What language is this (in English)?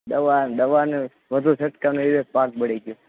Gujarati